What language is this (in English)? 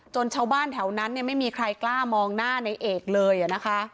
Thai